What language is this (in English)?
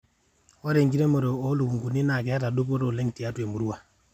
Masai